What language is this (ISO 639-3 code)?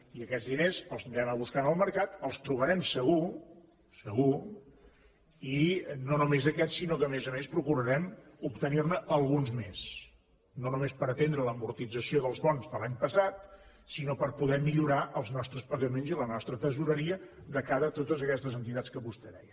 cat